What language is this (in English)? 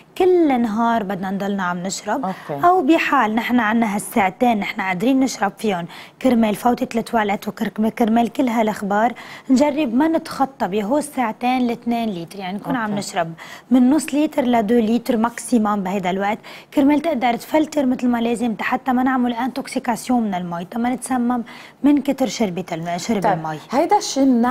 Arabic